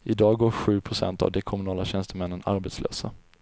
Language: Swedish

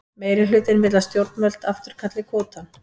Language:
Icelandic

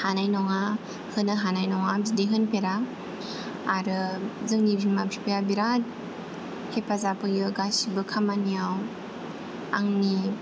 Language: Bodo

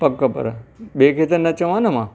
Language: Sindhi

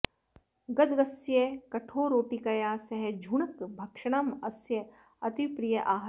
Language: Sanskrit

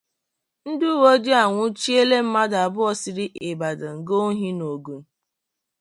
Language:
Igbo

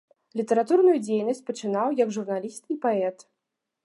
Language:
Belarusian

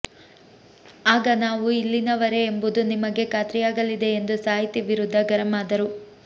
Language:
Kannada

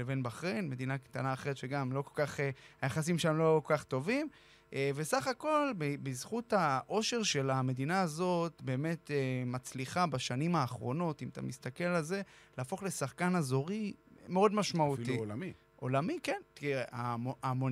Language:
Hebrew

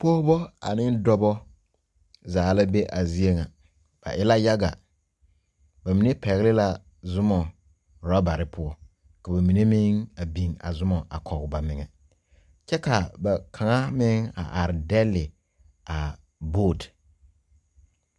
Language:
Southern Dagaare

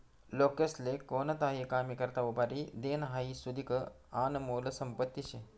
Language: Marathi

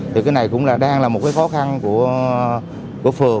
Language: Vietnamese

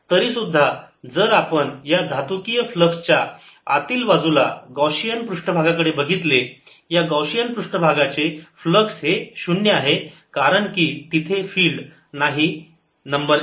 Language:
Marathi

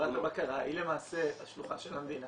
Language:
Hebrew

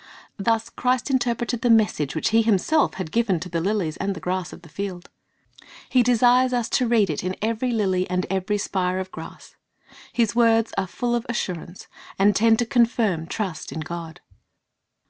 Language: English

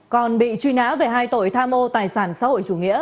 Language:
Vietnamese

